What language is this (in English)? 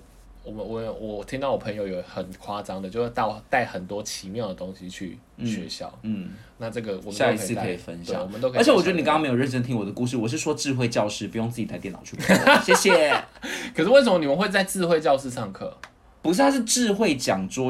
Chinese